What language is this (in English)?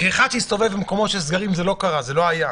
Hebrew